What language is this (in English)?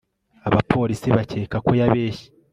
Kinyarwanda